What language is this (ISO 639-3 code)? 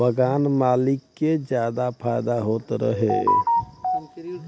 bho